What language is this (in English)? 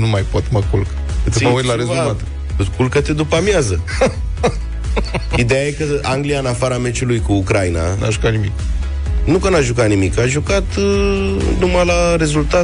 Romanian